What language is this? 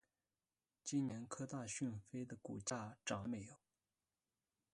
Chinese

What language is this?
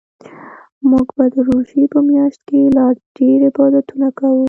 Pashto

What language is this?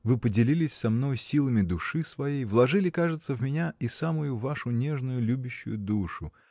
Russian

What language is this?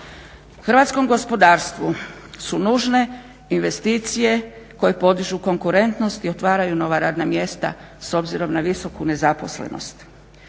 Croatian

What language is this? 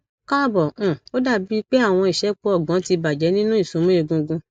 Yoruba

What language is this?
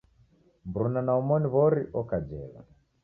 Taita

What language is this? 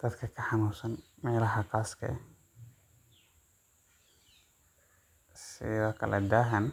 Somali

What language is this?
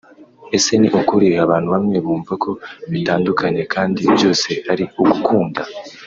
Kinyarwanda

